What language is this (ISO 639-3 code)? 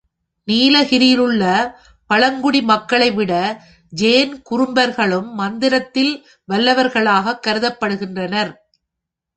tam